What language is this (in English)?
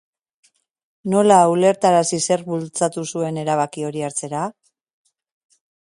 Basque